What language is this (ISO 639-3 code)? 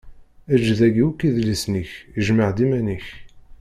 kab